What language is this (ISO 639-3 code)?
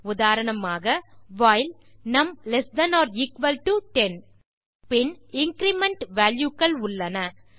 tam